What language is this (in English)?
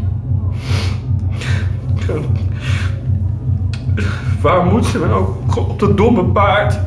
Dutch